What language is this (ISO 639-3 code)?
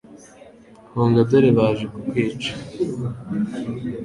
kin